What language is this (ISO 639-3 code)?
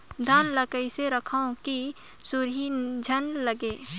hne